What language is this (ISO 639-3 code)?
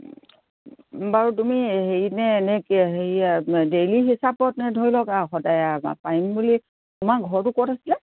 asm